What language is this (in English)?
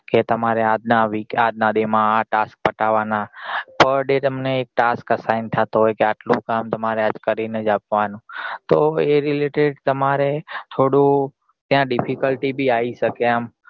Gujarati